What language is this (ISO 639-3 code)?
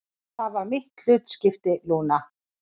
isl